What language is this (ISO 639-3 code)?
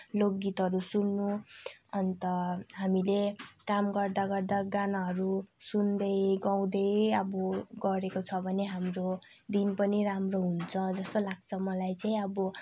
nep